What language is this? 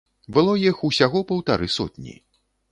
Belarusian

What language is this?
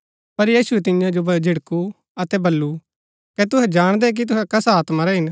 Gaddi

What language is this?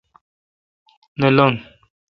Kalkoti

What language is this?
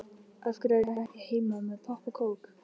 Icelandic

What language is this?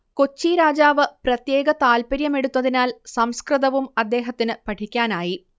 Malayalam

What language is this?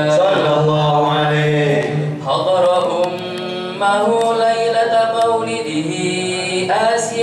Arabic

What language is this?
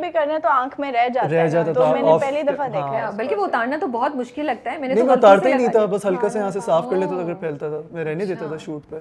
Urdu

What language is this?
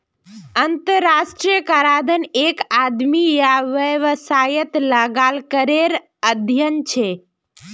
Magahi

